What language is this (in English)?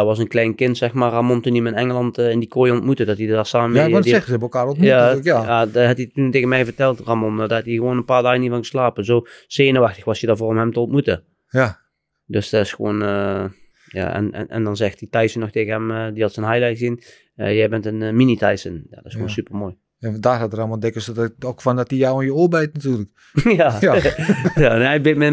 Dutch